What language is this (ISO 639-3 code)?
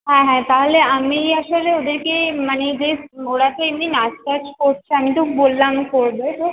ben